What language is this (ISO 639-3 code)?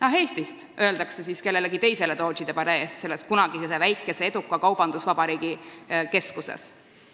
est